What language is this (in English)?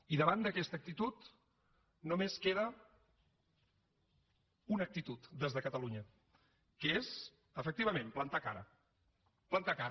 Catalan